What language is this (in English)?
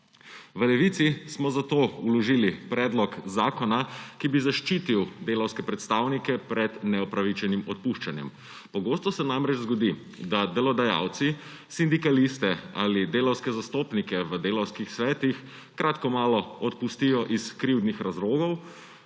Slovenian